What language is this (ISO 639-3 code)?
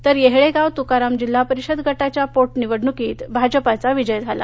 mar